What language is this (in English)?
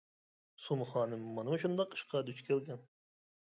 Uyghur